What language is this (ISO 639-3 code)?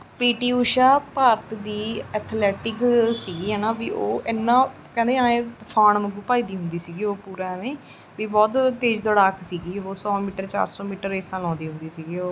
pan